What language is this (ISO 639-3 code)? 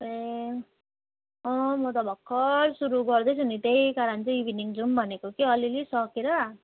nep